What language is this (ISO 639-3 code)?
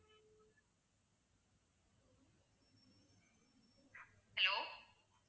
tam